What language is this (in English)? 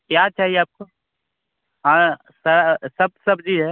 Hindi